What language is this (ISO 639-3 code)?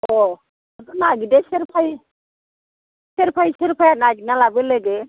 brx